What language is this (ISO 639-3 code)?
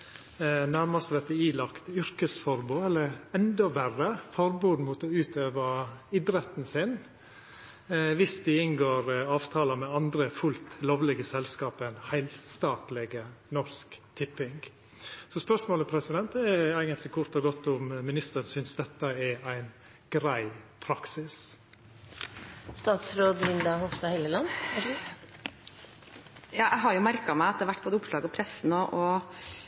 nor